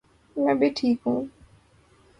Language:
Urdu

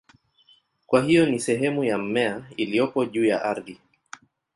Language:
Swahili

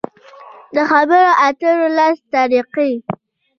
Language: Pashto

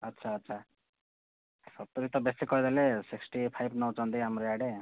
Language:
Odia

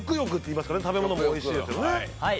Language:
Japanese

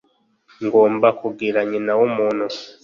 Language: Kinyarwanda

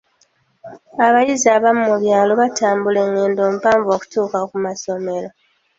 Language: Ganda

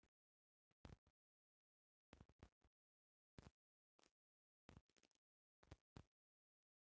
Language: Bhojpuri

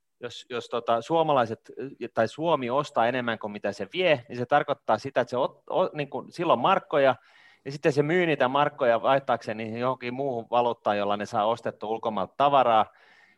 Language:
Finnish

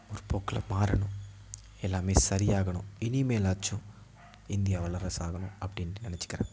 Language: Tamil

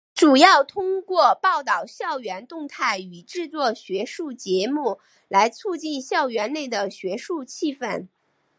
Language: Chinese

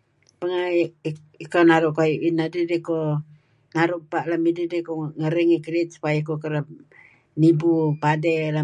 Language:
Kelabit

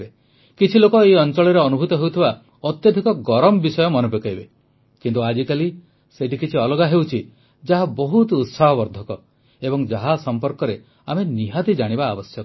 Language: Odia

